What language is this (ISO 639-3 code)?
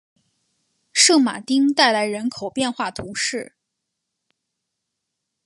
zho